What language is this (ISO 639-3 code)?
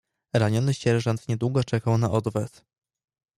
pol